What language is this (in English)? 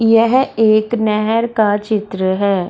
Hindi